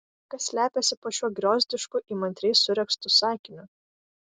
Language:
Lithuanian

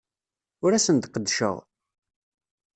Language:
Kabyle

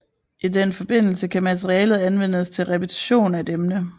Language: Danish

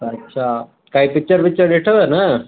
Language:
Sindhi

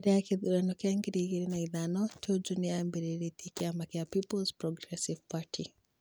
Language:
Kikuyu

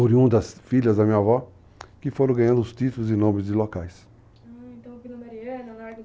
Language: Portuguese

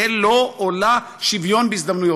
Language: Hebrew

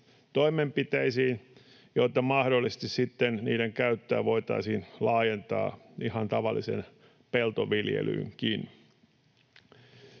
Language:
Finnish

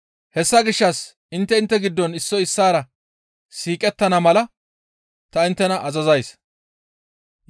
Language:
Gamo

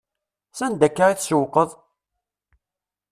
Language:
Kabyle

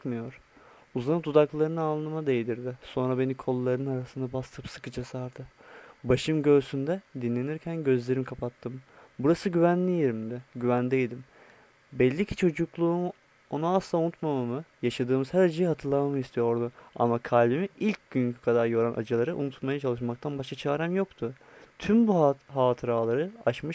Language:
Turkish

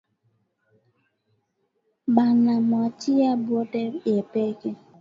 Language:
Swahili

